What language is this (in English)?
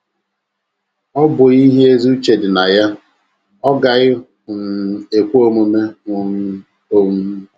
Igbo